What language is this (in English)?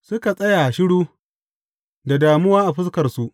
Hausa